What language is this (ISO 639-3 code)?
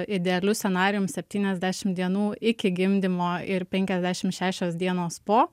lit